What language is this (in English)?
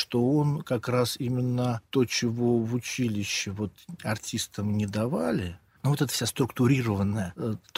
Russian